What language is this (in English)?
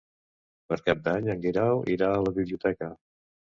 Catalan